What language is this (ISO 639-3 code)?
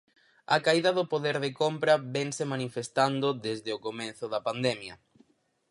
glg